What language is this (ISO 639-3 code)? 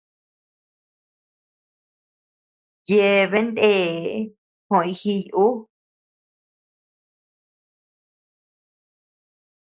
cux